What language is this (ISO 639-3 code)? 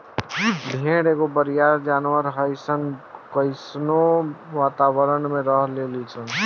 bho